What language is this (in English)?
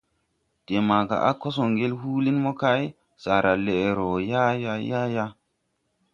Tupuri